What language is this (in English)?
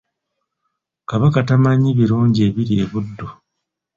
Ganda